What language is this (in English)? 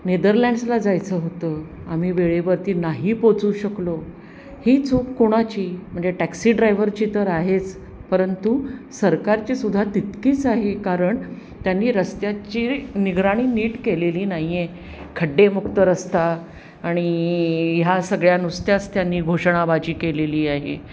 Marathi